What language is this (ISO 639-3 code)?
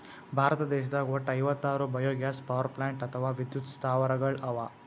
kan